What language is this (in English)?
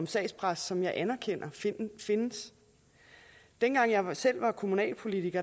Danish